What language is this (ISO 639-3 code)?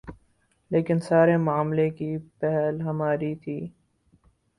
urd